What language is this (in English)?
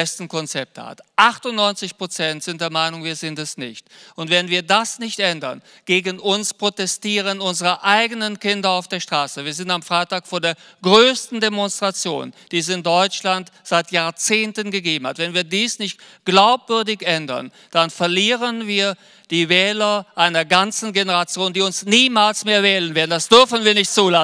German